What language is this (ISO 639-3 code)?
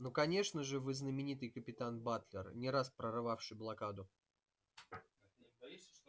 rus